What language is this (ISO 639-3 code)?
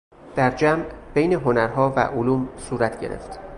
fas